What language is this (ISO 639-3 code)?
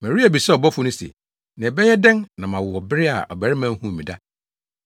aka